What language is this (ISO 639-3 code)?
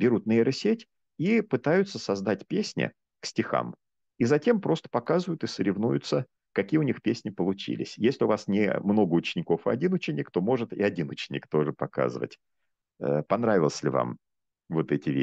rus